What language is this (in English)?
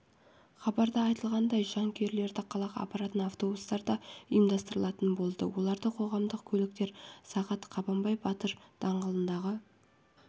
Kazakh